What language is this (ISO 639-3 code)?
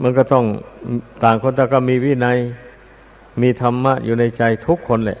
tha